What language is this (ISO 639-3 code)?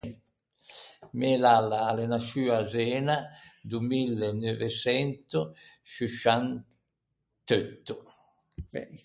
lij